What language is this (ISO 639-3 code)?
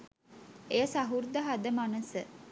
sin